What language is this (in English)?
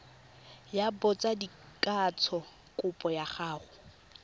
Tswana